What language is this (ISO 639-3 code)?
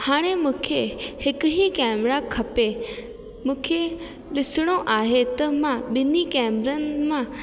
snd